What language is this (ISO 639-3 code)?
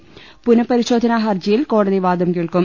mal